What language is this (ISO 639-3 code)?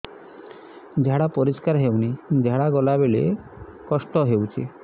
ori